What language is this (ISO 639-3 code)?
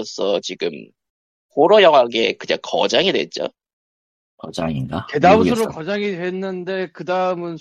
kor